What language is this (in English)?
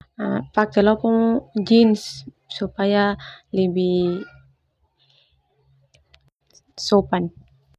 Termanu